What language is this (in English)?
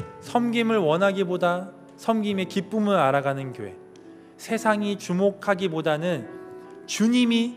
Korean